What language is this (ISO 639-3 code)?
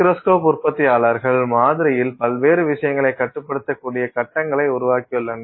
tam